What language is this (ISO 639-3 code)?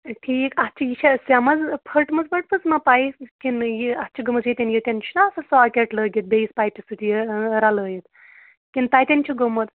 kas